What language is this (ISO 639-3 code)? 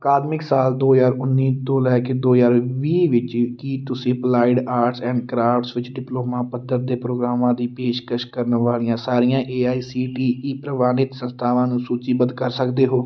pan